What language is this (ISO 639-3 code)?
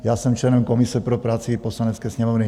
ces